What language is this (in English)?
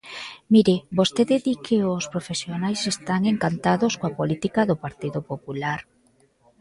Galician